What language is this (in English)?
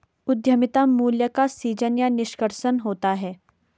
Hindi